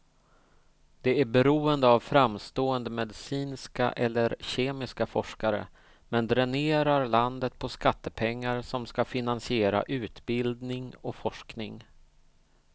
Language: Swedish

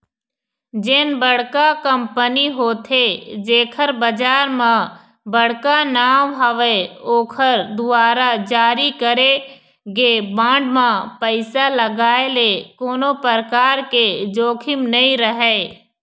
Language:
Chhattisgarhi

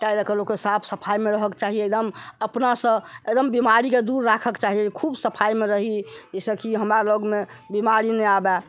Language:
Maithili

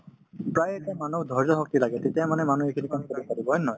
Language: Assamese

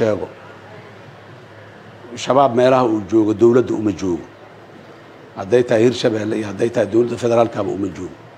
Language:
Arabic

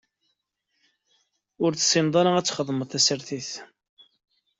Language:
Kabyle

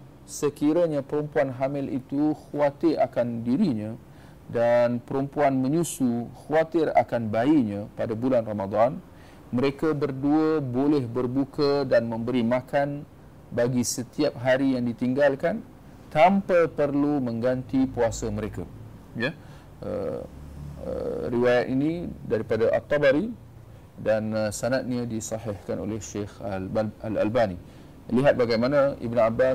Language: Malay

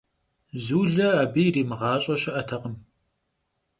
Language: Kabardian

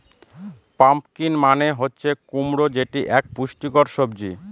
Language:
Bangla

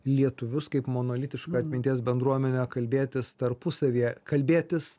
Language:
Lithuanian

